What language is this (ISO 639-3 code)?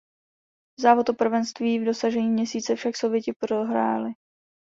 ces